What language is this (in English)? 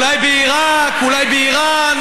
Hebrew